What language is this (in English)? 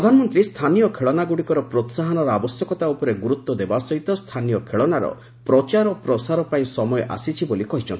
Odia